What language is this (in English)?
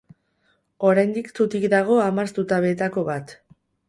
Basque